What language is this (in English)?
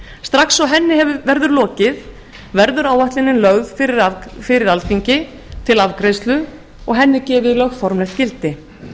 Icelandic